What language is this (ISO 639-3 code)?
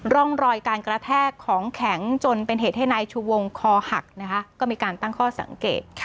tha